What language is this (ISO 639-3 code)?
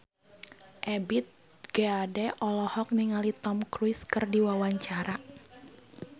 sun